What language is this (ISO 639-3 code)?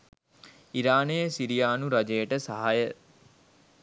sin